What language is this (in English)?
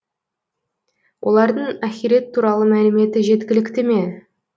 Kazakh